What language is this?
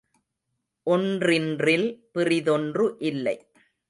Tamil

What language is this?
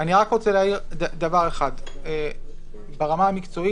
Hebrew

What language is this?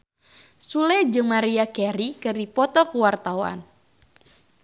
Sundanese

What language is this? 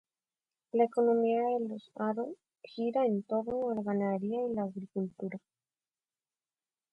Spanish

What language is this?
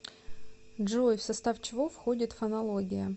Russian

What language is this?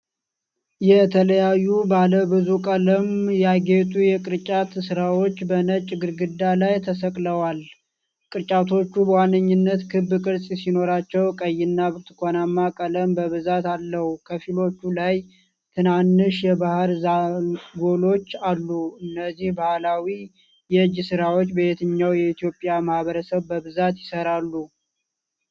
Amharic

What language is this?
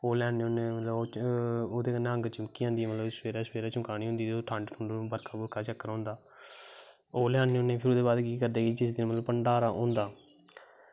Dogri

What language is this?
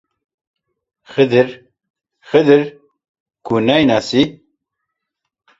Central Kurdish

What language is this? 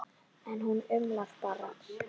Icelandic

